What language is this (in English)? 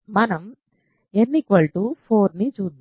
Telugu